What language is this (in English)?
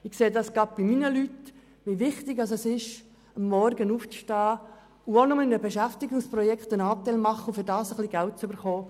Swiss German